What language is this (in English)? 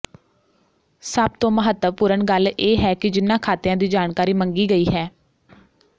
Punjabi